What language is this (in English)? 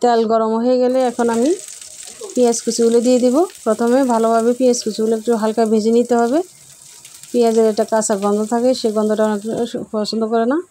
Bangla